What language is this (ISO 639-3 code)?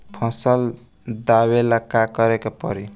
bho